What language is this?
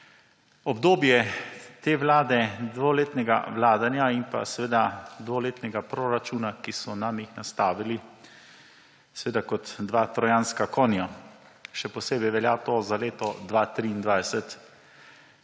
Slovenian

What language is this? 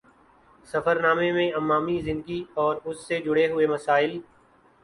Urdu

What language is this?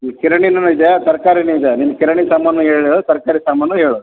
Kannada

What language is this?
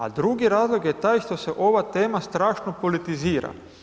Croatian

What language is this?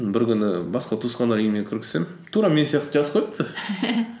Kazakh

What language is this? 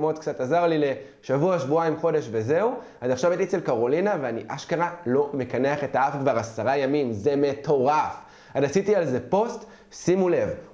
Hebrew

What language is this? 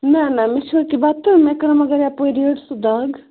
Kashmiri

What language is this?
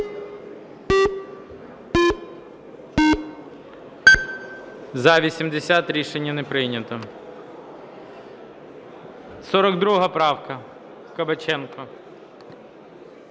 Ukrainian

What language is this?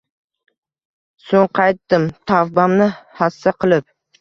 Uzbek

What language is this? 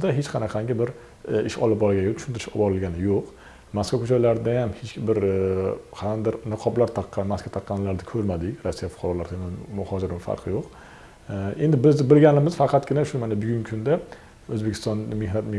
Uzbek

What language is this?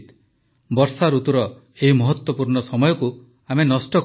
Odia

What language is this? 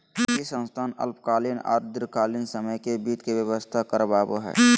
Magahi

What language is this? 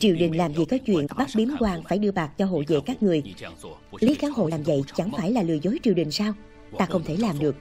Vietnamese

